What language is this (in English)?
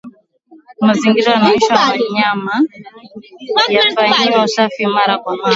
Swahili